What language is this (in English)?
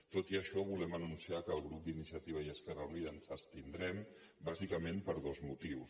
Catalan